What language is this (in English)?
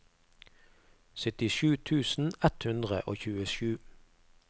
Norwegian